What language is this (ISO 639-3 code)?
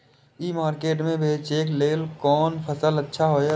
mai